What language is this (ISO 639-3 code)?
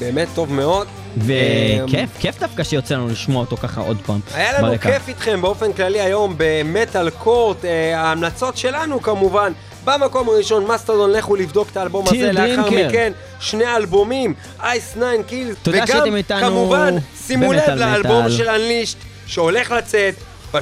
heb